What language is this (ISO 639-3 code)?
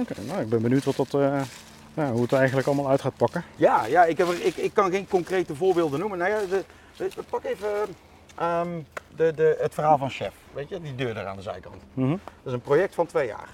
nld